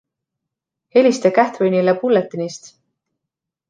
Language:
Estonian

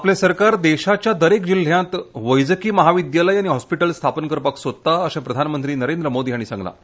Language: Konkani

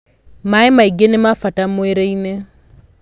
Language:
Kikuyu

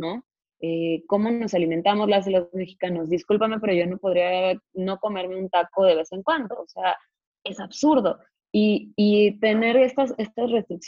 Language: Spanish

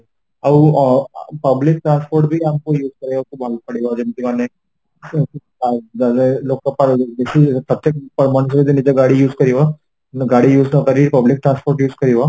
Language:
Odia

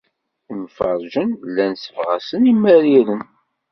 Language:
Kabyle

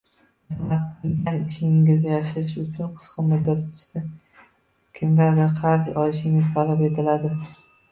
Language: Uzbek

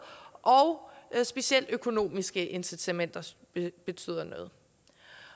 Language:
Danish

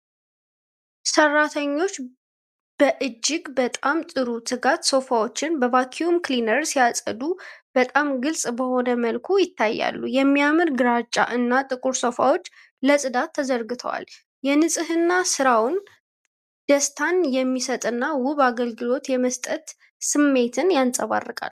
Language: Amharic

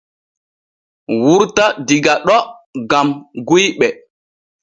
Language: Borgu Fulfulde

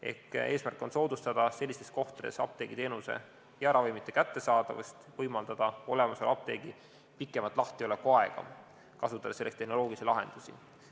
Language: Estonian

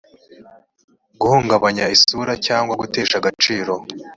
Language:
Kinyarwanda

